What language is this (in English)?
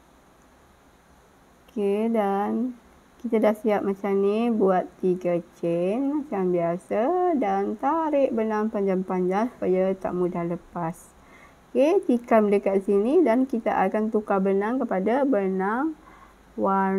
Malay